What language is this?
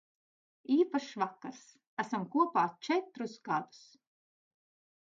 Latvian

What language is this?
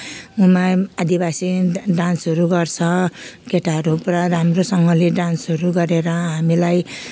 Nepali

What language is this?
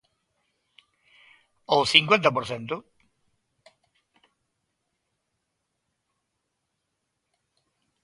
Galician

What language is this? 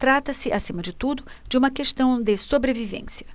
Portuguese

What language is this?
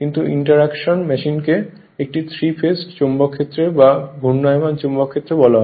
Bangla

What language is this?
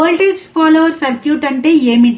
Telugu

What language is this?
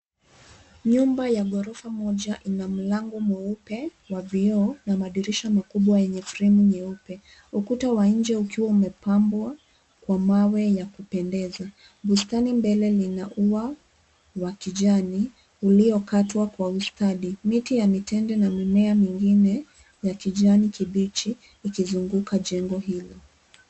Swahili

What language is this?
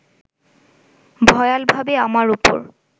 Bangla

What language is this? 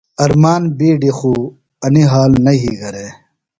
Phalura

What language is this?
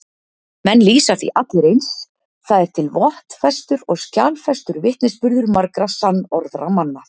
Icelandic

